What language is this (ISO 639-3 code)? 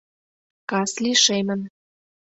chm